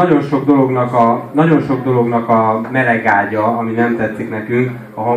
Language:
Hungarian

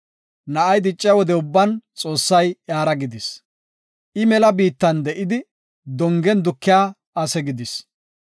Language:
Gofa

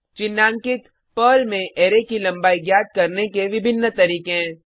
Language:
Hindi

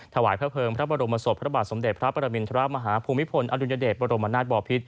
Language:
Thai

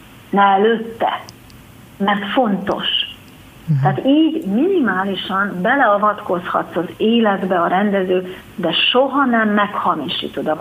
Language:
Hungarian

